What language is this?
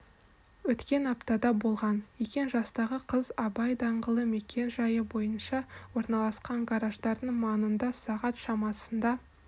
Kazakh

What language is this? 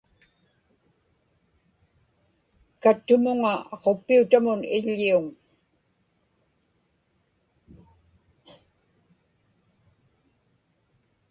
Inupiaq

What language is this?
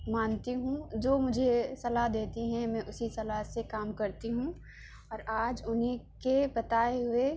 Urdu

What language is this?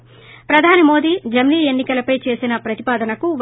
Telugu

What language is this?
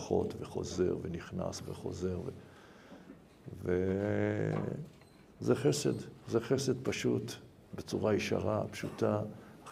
Hebrew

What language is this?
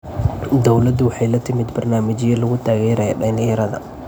Somali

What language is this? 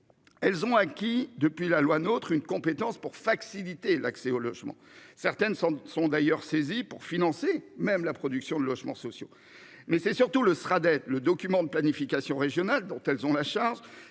French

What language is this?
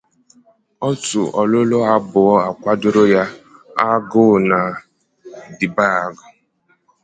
Igbo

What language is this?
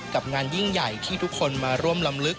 Thai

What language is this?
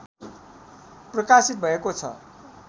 Nepali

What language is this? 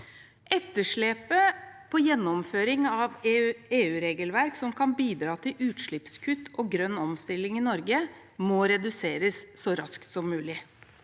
Norwegian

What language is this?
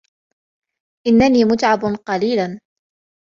Arabic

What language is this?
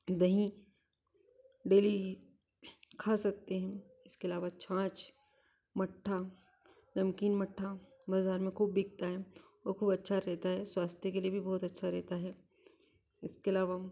Hindi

